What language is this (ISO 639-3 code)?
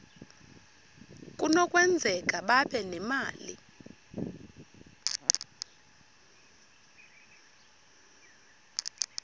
xho